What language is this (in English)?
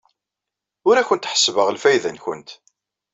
Kabyle